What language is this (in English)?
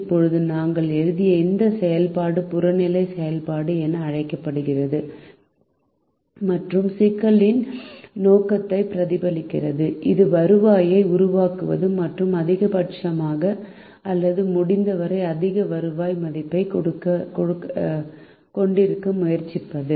Tamil